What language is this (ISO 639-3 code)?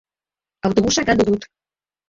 eus